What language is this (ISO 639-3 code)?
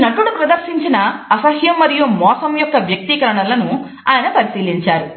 tel